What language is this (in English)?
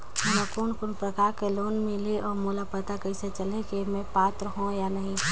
Chhattisgarhi